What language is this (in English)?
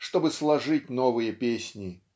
Russian